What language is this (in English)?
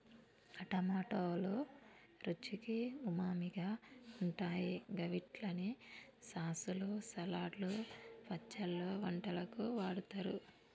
Telugu